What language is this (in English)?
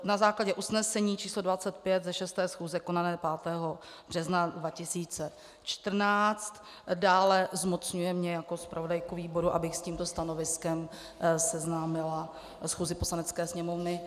Czech